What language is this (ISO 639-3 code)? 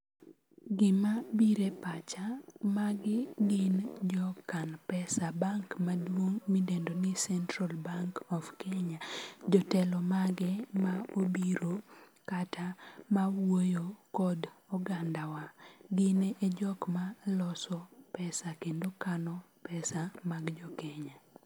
luo